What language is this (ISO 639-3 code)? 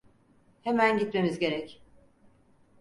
tur